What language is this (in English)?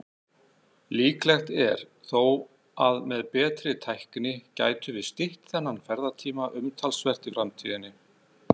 Icelandic